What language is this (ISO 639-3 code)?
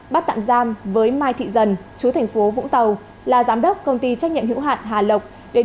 vie